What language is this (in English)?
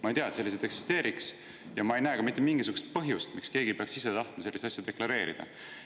Estonian